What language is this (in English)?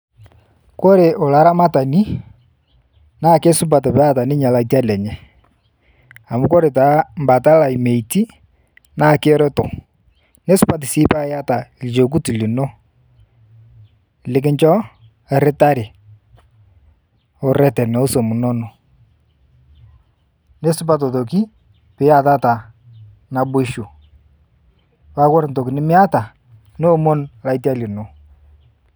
Masai